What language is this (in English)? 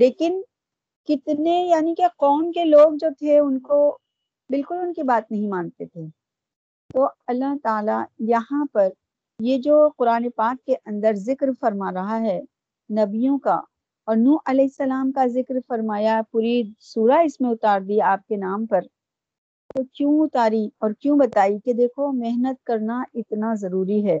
Urdu